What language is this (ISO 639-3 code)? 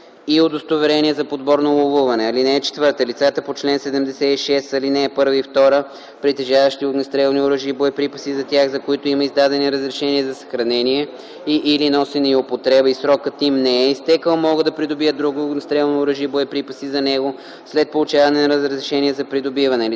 bul